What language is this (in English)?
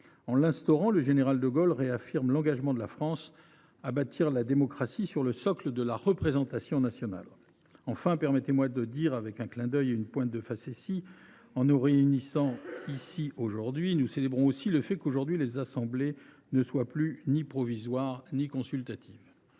French